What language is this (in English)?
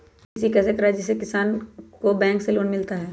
Magahi